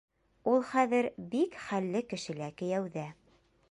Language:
Bashkir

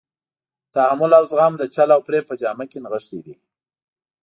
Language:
Pashto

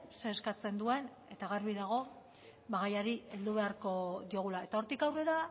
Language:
Basque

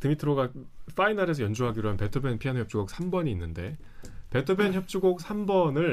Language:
Korean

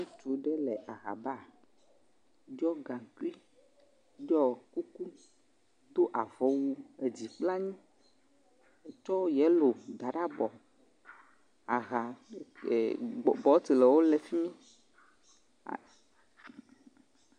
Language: Ewe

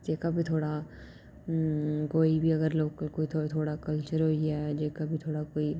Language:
Dogri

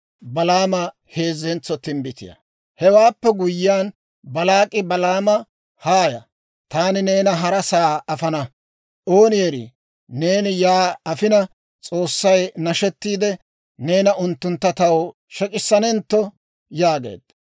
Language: Dawro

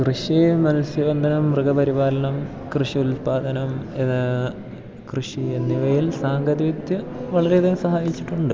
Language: Malayalam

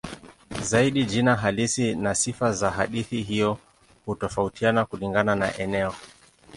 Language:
Swahili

